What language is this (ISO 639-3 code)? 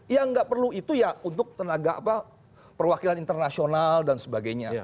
ind